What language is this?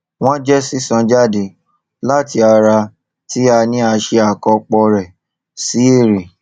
Yoruba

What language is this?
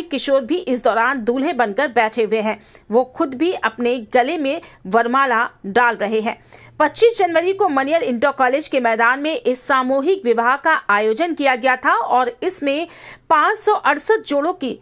Hindi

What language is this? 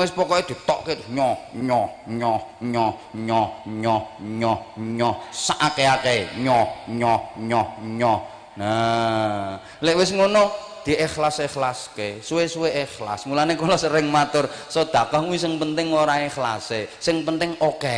Indonesian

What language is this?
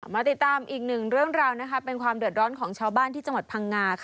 Thai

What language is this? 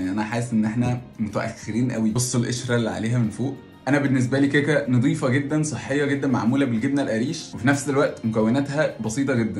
Arabic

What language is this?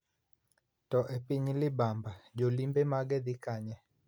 Luo (Kenya and Tanzania)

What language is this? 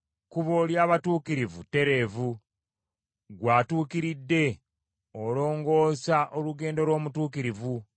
Ganda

